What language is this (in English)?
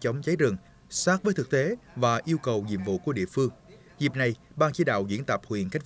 Vietnamese